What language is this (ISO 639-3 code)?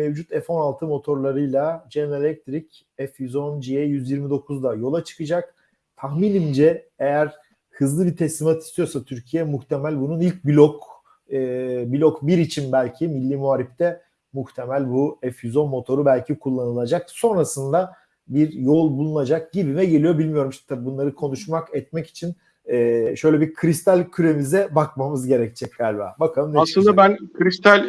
tur